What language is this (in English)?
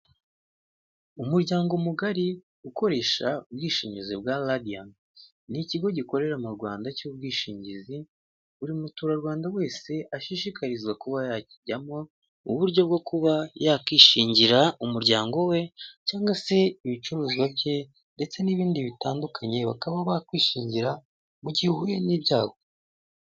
Kinyarwanda